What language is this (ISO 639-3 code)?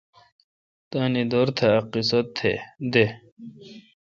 xka